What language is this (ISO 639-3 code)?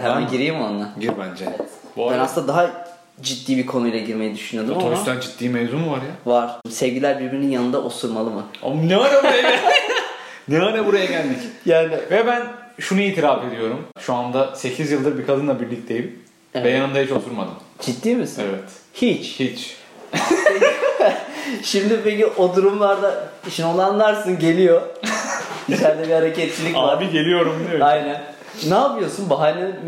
tur